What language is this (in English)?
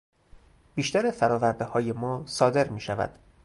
Persian